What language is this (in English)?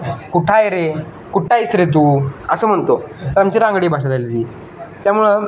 Marathi